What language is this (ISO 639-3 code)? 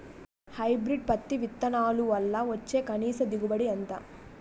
tel